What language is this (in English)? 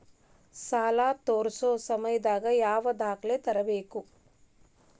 Kannada